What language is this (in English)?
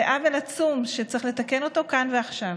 Hebrew